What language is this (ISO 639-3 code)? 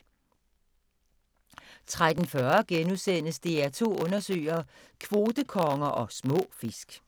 dan